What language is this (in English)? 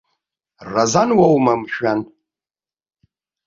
Abkhazian